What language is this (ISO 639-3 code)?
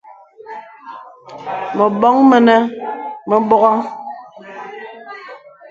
beb